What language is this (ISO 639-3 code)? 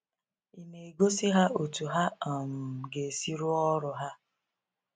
ibo